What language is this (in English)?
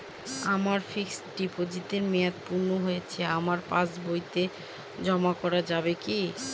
Bangla